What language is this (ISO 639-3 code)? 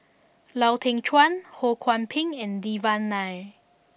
eng